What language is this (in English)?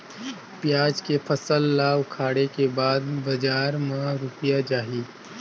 Chhattisgarhi